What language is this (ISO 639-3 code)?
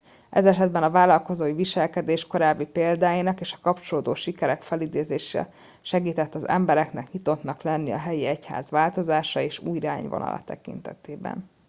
hun